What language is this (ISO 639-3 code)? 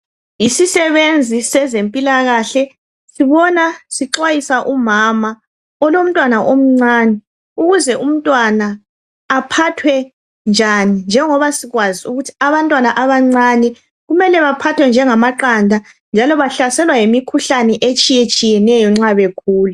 nde